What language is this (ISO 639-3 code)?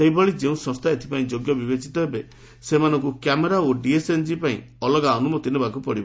ori